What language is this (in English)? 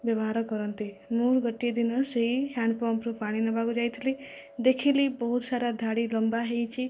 Odia